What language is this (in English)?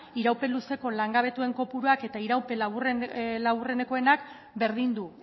Basque